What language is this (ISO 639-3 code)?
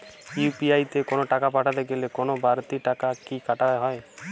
ben